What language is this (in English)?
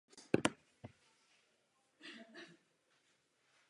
Czech